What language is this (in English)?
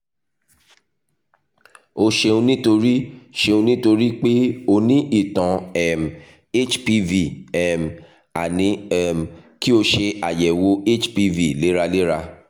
Yoruba